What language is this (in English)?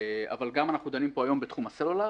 Hebrew